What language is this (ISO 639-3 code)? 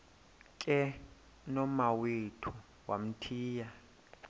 xho